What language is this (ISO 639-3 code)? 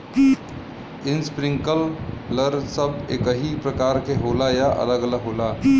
bho